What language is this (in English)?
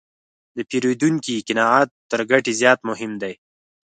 Pashto